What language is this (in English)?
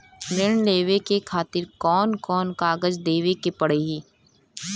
Bhojpuri